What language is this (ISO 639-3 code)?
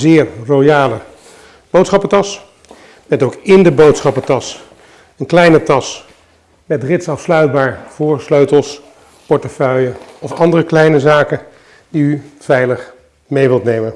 nld